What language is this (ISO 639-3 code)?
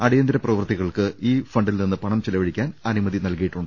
mal